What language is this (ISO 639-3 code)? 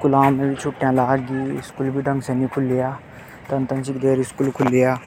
hoj